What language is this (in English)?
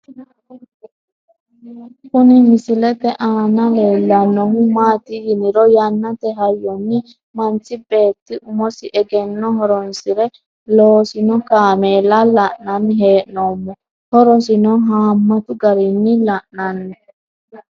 Sidamo